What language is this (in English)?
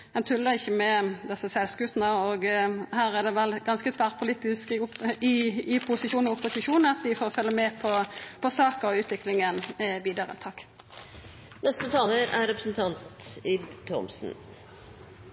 Norwegian